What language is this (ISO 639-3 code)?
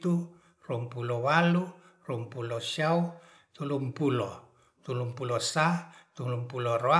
rth